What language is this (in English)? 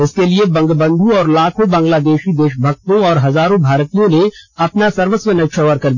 Hindi